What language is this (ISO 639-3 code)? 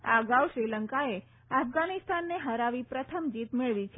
guj